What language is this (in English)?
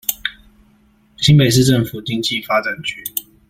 Chinese